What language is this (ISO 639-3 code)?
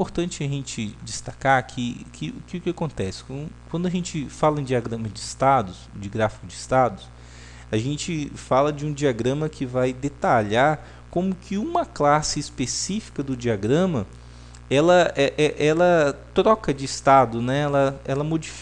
por